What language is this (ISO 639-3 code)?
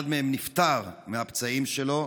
heb